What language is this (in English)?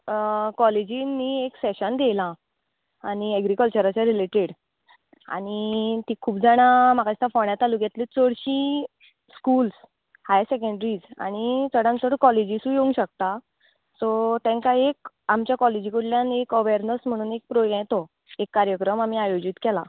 Konkani